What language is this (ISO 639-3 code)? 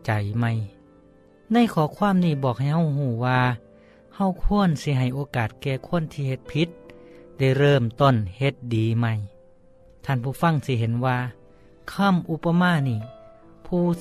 tha